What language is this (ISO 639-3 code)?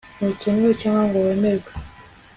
kin